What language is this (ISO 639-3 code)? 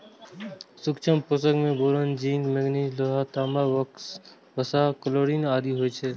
mai